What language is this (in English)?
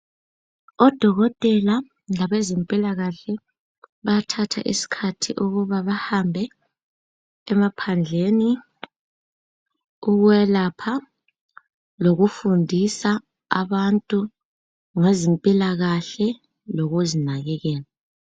North Ndebele